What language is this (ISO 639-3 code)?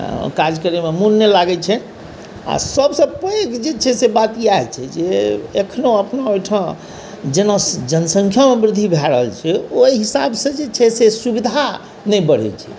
mai